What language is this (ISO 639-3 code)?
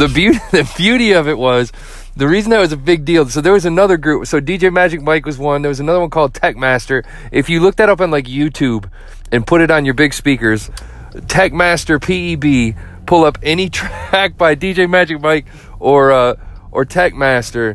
eng